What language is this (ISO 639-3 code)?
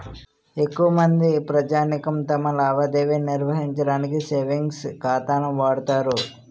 tel